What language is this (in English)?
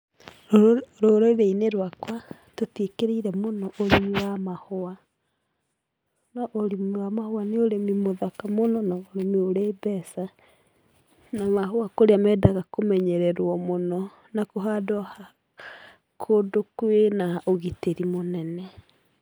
Kikuyu